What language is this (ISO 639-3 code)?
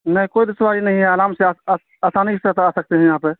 urd